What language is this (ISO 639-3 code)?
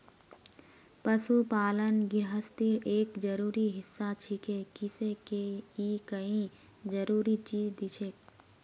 mag